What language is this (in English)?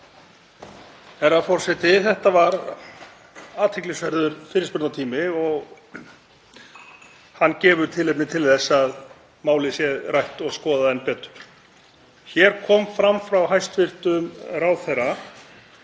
Icelandic